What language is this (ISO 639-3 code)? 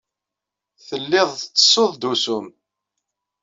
kab